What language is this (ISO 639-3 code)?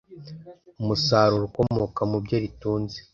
kin